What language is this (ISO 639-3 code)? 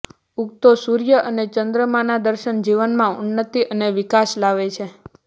guj